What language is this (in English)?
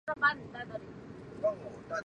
Chinese